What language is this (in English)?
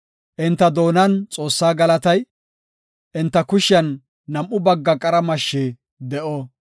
Gofa